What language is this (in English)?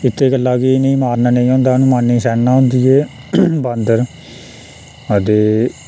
Dogri